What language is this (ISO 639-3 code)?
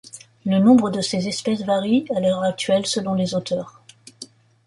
fra